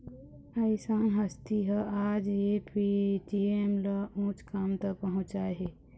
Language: Chhattisgarhi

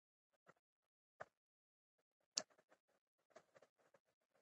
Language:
Pashto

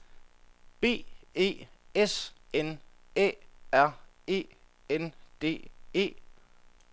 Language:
Danish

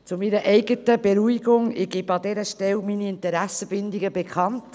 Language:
Swiss German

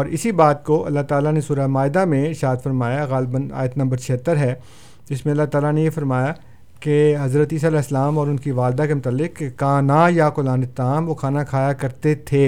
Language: Urdu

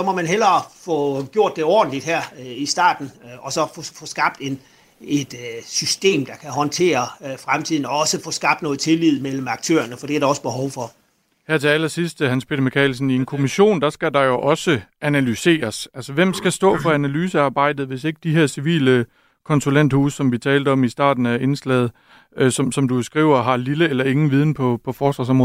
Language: Danish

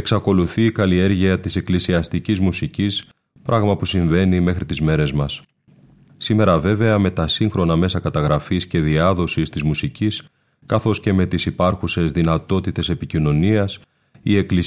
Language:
Greek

